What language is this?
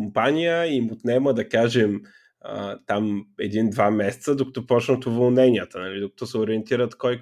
Bulgarian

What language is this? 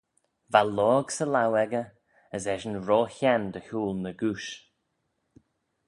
Manx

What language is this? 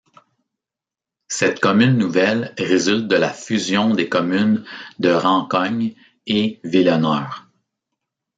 French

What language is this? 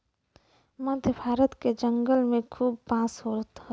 Bhojpuri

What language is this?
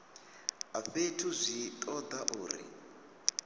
Venda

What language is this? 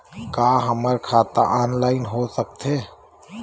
Chhattisgarhi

